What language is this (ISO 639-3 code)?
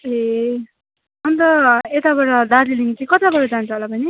nep